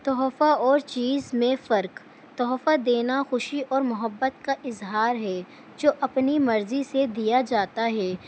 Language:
Urdu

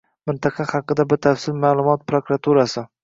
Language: Uzbek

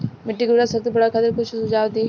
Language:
Bhojpuri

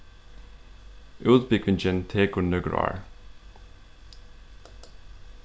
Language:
Faroese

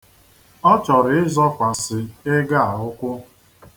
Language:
Igbo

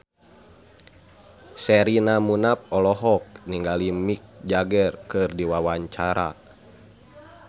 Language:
Sundanese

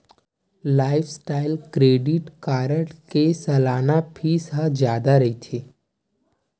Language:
Chhattisgarhi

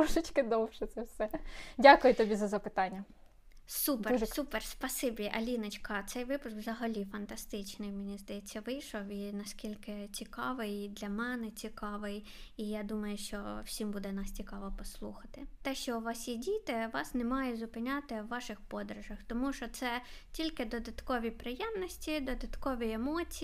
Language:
Ukrainian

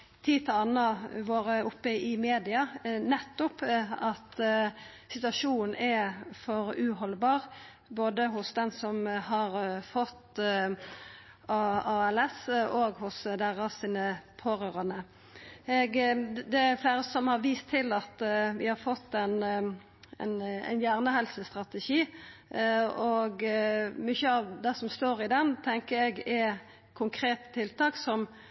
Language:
Norwegian Nynorsk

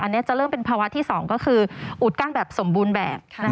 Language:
Thai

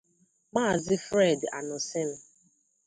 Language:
Igbo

